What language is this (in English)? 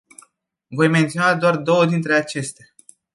Romanian